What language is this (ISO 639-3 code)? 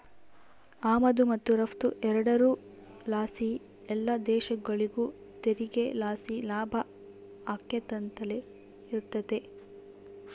kan